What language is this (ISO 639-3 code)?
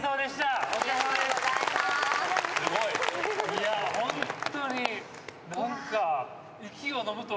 jpn